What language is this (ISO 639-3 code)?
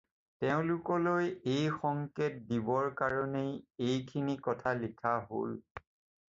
asm